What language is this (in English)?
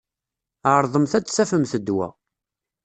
Kabyle